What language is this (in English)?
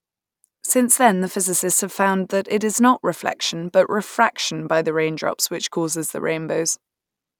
English